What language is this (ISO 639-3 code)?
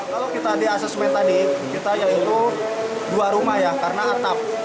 ind